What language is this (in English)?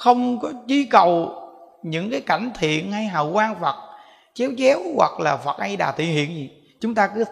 Vietnamese